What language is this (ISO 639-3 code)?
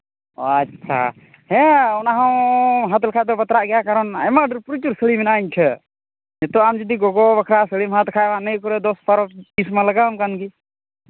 sat